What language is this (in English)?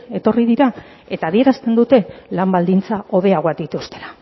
Basque